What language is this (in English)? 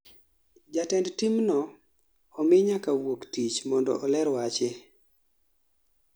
Luo (Kenya and Tanzania)